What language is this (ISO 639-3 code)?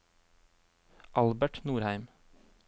nor